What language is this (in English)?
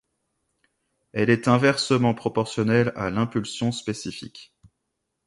French